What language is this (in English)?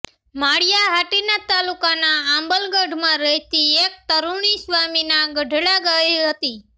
Gujarati